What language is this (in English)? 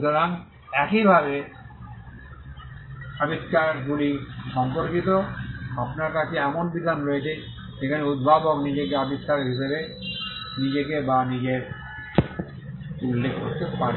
Bangla